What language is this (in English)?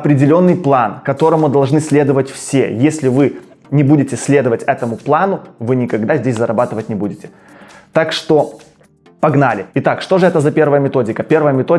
Russian